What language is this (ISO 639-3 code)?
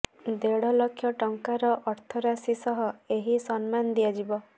ori